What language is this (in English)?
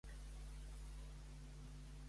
Catalan